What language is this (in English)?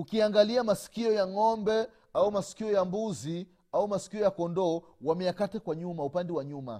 Swahili